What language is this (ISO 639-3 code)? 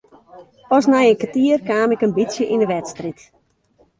fry